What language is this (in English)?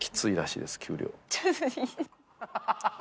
Japanese